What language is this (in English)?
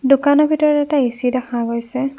Assamese